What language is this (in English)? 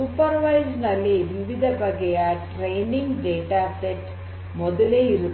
Kannada